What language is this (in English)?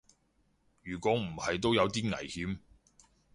Cantonese